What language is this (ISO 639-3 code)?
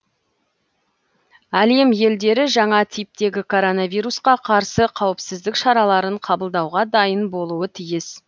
kaz